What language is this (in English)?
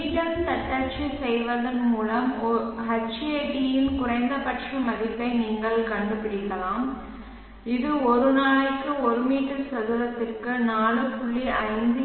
Tamil